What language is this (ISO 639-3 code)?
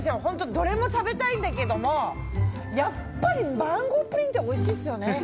jpn